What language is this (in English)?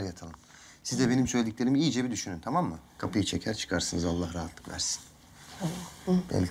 Turkish